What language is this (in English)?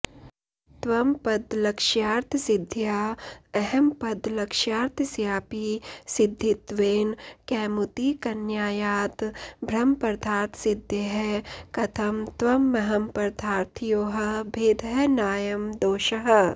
Sanskrit